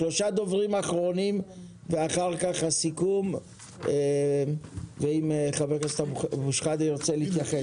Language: Hebrew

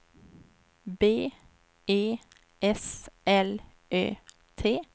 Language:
Swedish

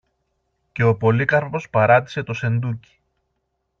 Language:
Greek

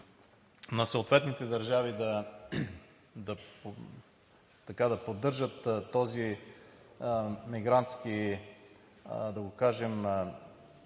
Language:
Bulgarian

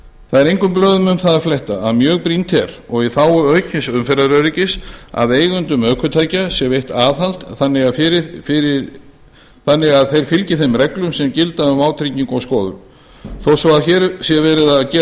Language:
Icelandic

